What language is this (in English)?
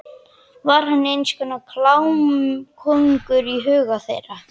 Icelandic